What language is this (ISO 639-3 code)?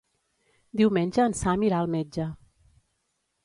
cat